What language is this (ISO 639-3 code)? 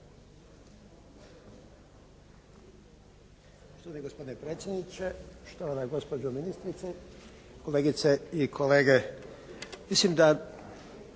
hrv